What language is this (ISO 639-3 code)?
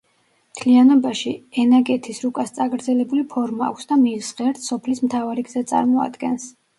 kat